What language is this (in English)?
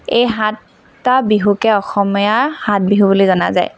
Assamese